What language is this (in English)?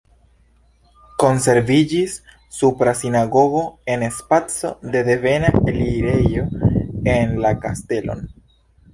Esperanto